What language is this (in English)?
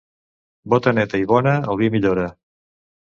Catalan